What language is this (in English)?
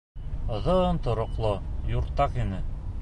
Bashkir